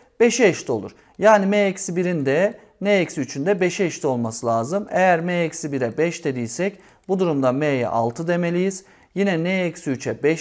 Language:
Turkish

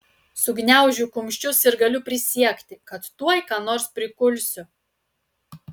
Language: Lithuanian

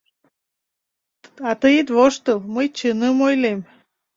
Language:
Mari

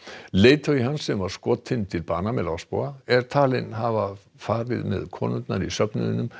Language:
Icelandic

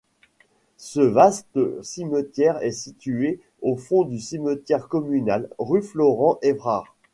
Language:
French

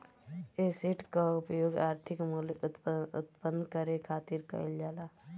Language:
Bhojpuri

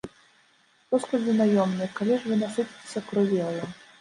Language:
Belarusian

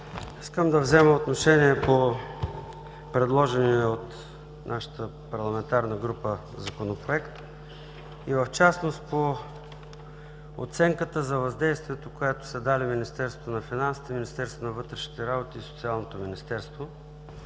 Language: Bulgarian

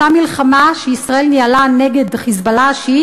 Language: Hebrew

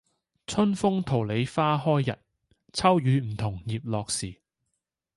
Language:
Cantonese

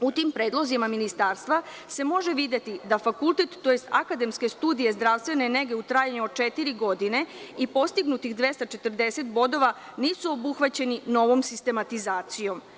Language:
Serbian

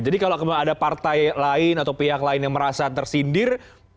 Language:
Indonesian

